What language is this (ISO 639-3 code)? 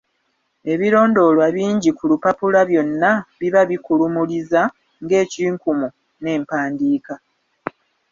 lug